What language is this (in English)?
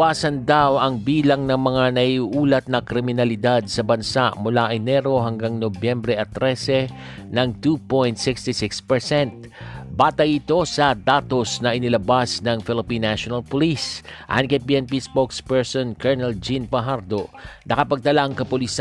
Filipino